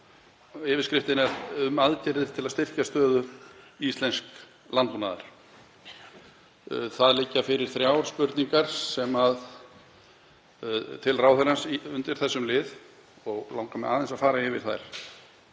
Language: Icelandic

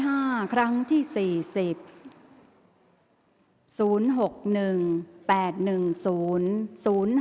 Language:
Thai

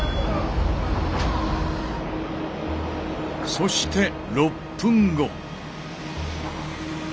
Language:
Japanese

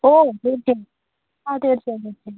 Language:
Malayalam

